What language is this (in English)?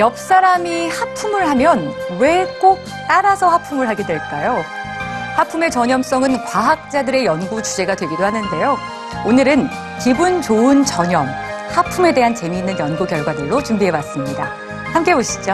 Korean